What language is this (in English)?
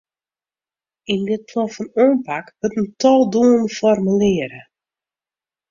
Western Frisian